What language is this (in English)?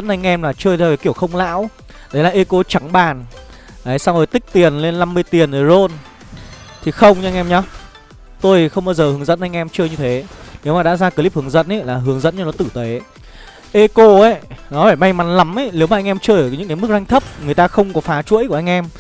Vietnamese